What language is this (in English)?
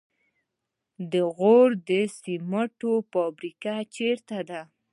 Pashto